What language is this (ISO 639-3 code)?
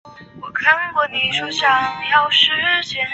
zho